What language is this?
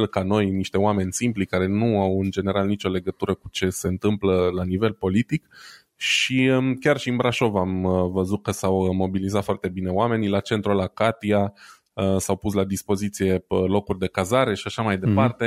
Romanian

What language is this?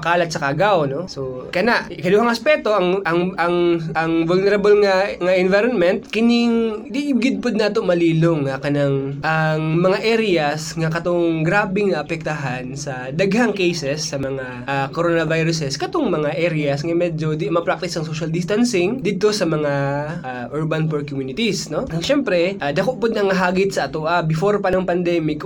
Filipino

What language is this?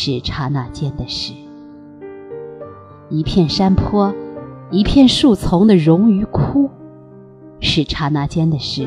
Chinese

